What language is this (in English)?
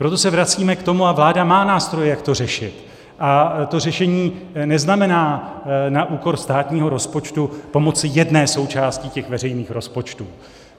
Czech